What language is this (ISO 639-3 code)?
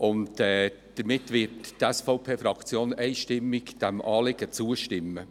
gsw